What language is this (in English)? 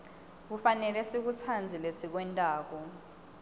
Swati